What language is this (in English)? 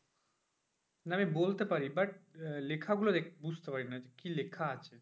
Bangla